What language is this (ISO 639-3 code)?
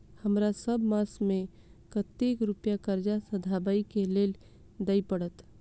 mai